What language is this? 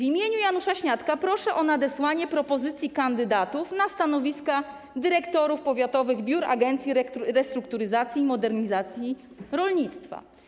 Polish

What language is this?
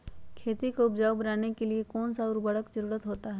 Magahi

